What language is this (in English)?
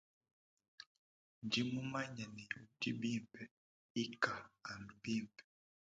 Luba-Lulua